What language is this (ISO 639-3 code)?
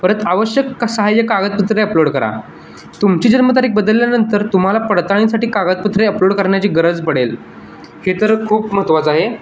mar